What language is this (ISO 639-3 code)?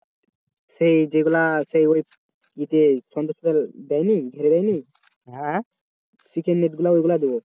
ben